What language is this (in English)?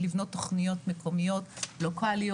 Hebrew